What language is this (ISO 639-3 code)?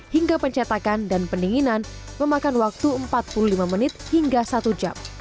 ind